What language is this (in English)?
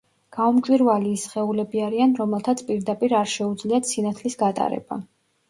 Georgian